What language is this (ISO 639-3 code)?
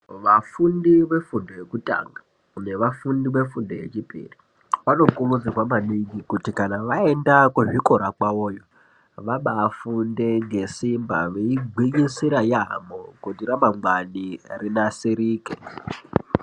ndc